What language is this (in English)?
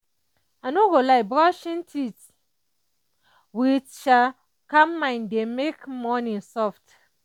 Nigerian Pidgin